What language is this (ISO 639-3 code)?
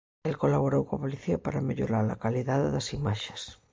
glg